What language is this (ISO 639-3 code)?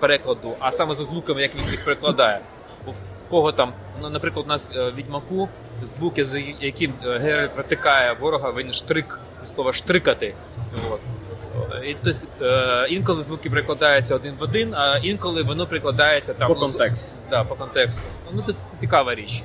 ukr